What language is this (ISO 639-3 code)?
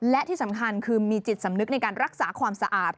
tha